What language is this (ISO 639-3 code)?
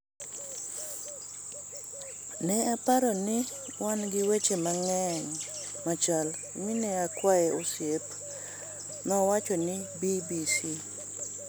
luo